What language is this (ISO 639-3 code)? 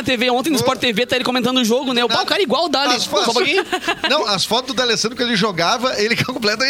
por